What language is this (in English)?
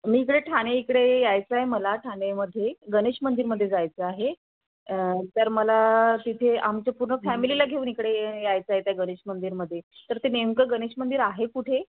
Marathi